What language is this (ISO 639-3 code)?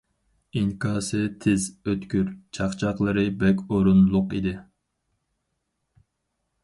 uig